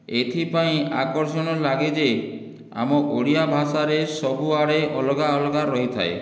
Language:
Odia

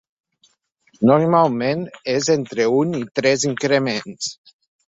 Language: Catalan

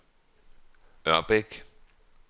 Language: Danish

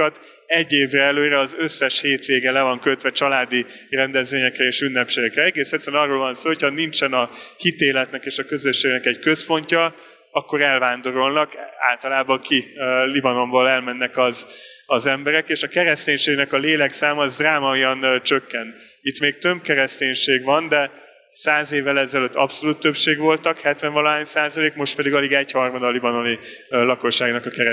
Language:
Hungarian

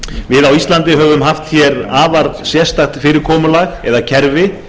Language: Icelandic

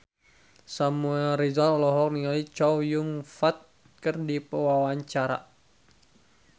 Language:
Sundanese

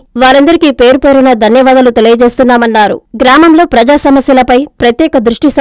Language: Telugu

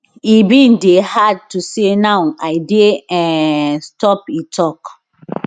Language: Nigerian Pidgin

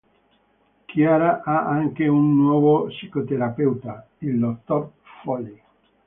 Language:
Italian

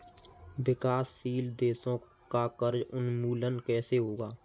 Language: Hindi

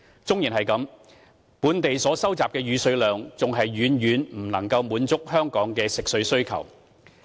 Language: Cantonese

